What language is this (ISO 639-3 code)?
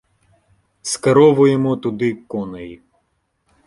ukr